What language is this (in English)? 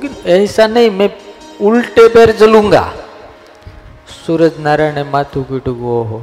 Gujarati